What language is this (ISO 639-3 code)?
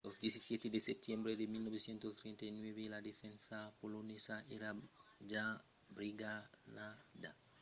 oci